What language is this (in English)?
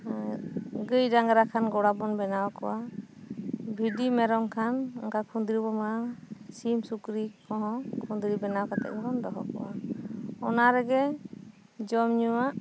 Santali